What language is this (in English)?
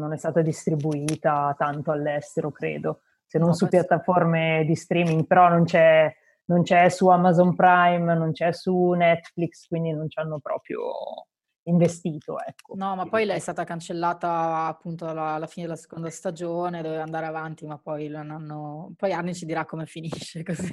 Italian